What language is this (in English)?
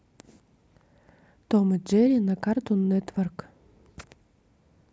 Russian